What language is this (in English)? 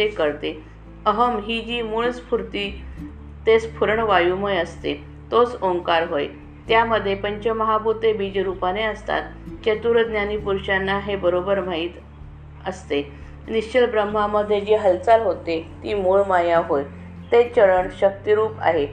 Marathi